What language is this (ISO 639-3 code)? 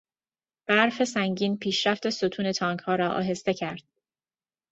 fas